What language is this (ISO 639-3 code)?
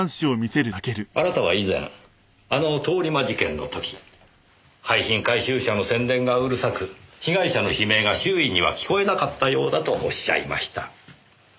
jpn